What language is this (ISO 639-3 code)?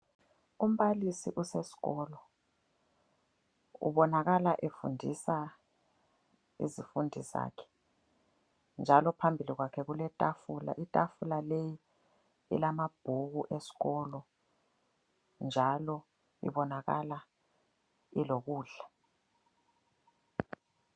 nde